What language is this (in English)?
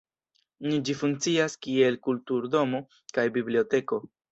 Esperanto